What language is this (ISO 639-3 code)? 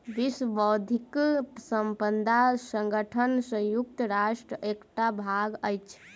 mai